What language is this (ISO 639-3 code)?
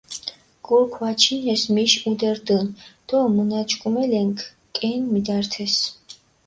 xmf